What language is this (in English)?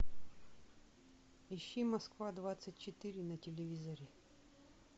Russian